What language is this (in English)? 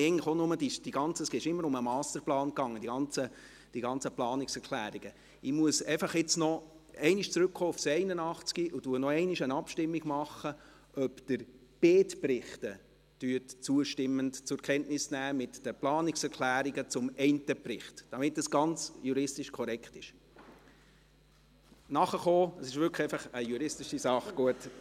Swiss German